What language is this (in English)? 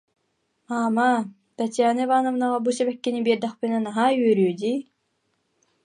Yakut